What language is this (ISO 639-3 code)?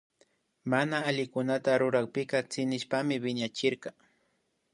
qvi